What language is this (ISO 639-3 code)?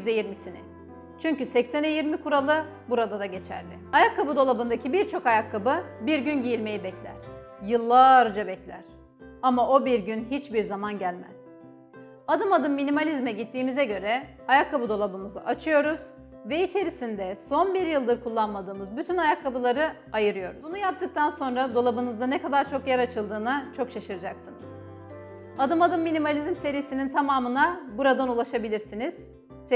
tur